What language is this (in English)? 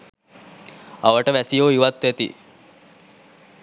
Sinhala